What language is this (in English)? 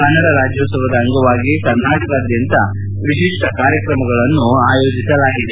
Kannada